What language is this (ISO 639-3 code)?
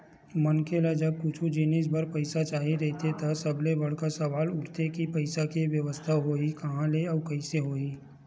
hne